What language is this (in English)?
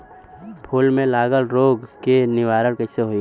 Bhojpuri